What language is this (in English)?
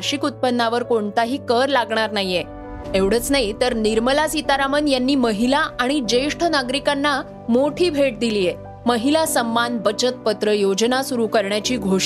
Marathi